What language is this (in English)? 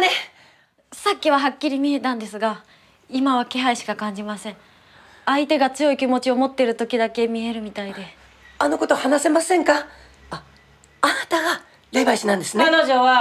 Japanese